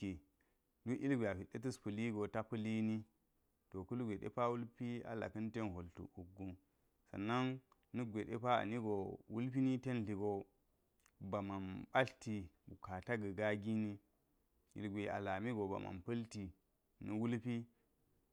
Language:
Geji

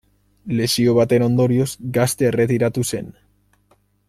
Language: Basque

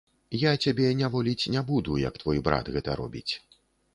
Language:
Belarusian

